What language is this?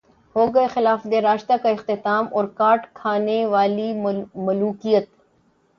Urdu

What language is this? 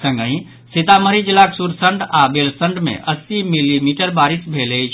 Maithili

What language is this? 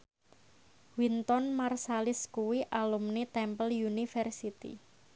Javanese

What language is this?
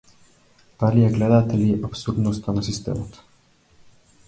Macedonian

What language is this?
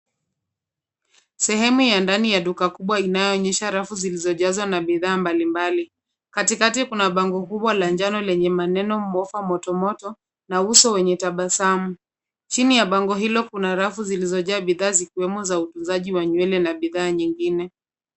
Swahili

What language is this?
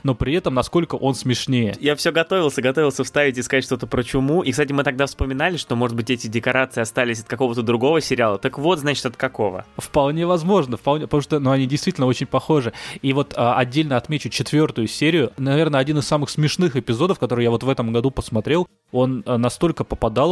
Russian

